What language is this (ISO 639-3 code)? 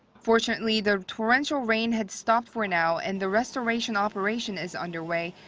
eng